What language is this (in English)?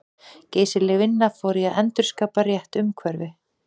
Icelandic